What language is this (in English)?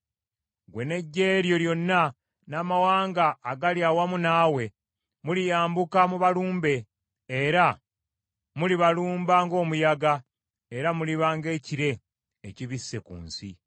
Ganda